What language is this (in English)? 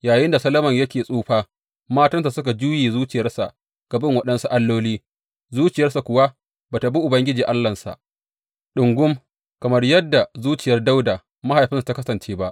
Hausa